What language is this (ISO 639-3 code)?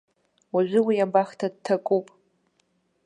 abk